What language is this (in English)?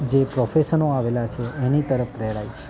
Gujarati